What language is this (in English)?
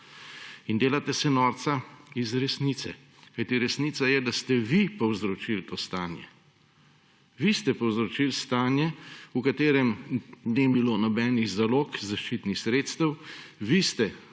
Slovenian